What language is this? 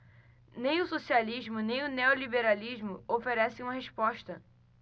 Portuguese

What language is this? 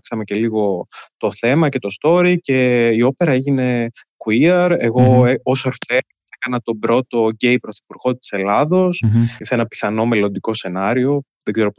Greek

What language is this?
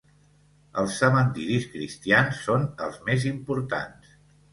Catalan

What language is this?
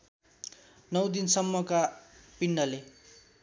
Nepali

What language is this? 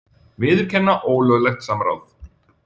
Icelandic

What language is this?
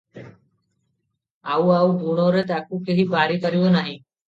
Odia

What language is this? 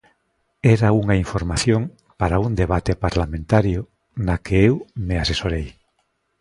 Galician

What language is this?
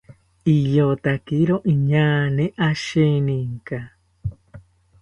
South Ucayali Ashéninka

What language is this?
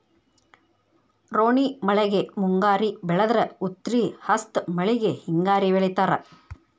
Kannada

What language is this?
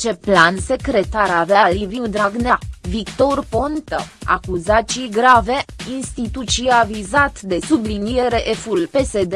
Romanian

